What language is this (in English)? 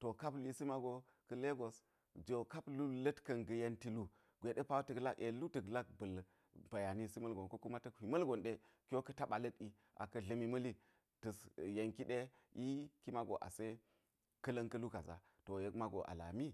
Geji